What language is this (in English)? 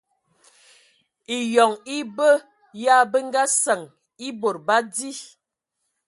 Ewondo